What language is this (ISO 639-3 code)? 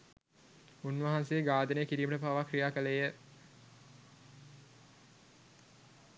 sin